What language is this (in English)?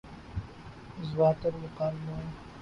Urdu